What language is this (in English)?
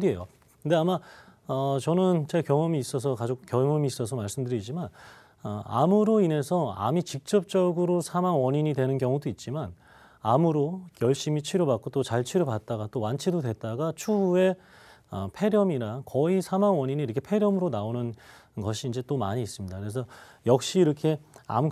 Korean